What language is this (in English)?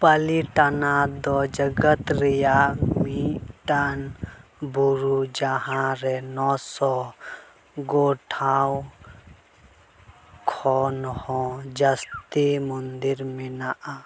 Santali